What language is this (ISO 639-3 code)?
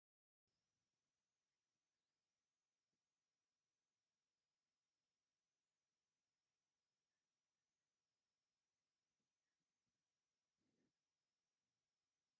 tir